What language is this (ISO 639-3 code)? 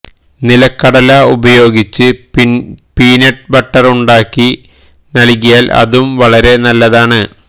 mal